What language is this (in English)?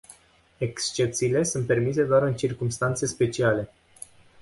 Romanian